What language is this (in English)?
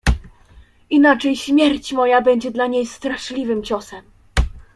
Polish